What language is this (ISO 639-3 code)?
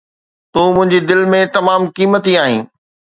snd